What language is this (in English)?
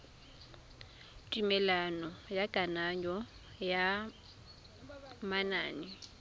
Tswana